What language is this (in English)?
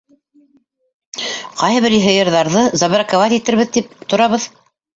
Bashkir